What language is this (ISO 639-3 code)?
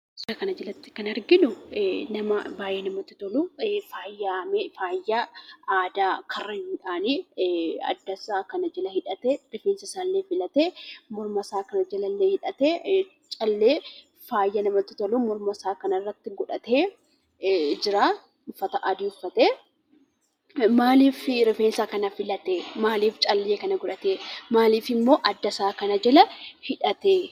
orm